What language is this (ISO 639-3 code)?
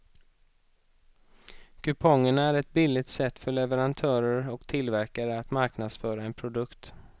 swe